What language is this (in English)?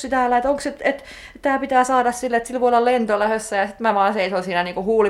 Finnish